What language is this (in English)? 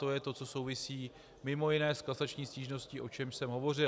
Czech